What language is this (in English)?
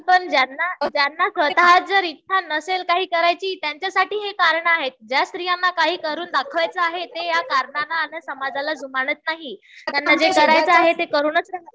Marathi